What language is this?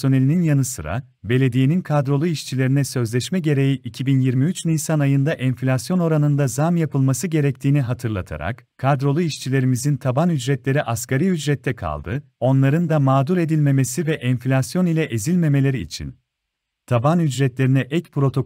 Turkish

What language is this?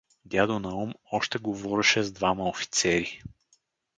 Bulgarian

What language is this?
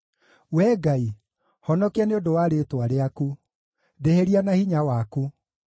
Kikuyu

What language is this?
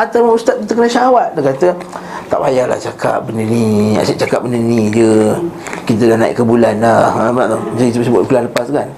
Malay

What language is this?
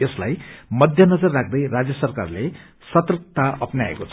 Nepali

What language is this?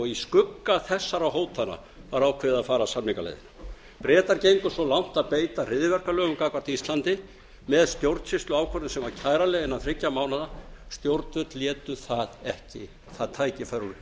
Icelandic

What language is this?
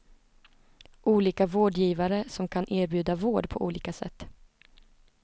Swedish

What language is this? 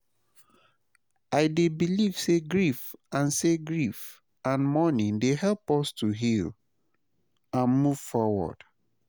Nigerian Pidgin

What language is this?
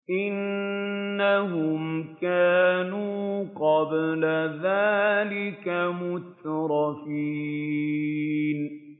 Arabic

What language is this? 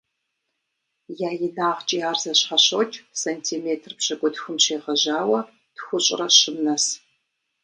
Kabardian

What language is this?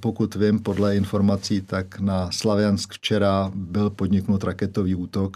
Czech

